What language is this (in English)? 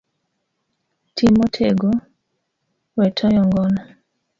Luo (Kenya and Tanzania)